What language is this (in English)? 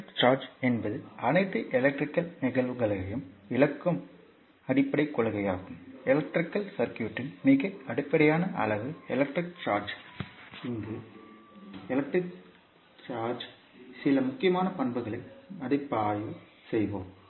Tamil